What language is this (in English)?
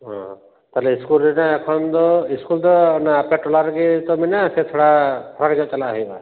Santali